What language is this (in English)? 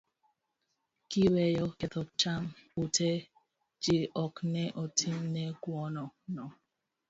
Luo (Kenya and Tanzania)